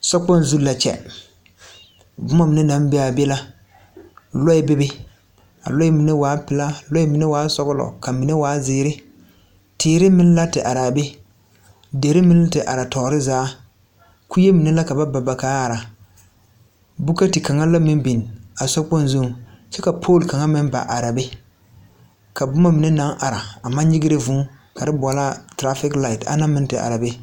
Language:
Southern Dagaare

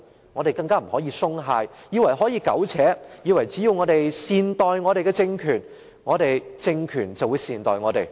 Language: Cantonese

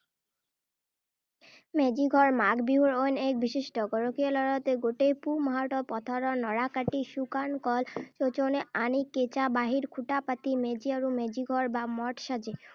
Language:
Assamese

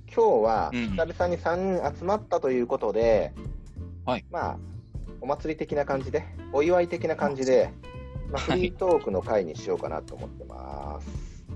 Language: Japanese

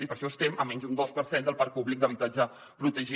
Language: Catalan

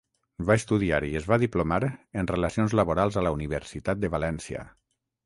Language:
Catalan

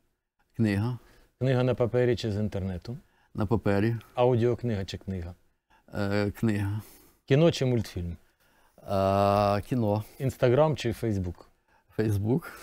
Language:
Ukrainian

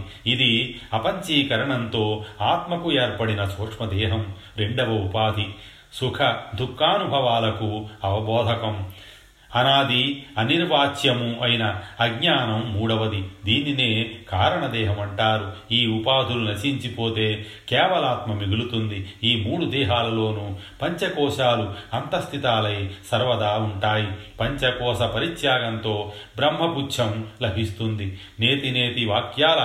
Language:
Telugu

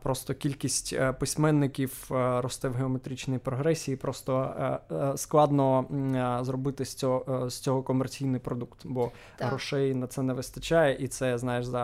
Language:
Ukrainian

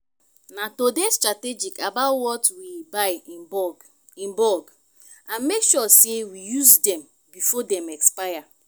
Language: Nigerian Pidgin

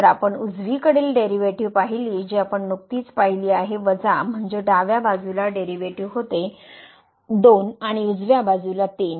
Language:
Marathi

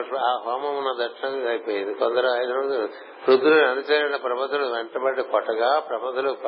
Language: Telugu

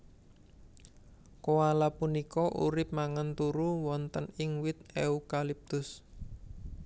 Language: Javanese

